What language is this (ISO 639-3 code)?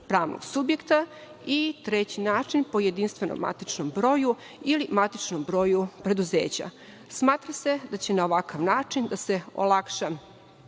srp